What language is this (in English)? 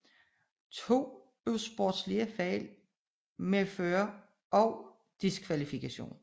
Danish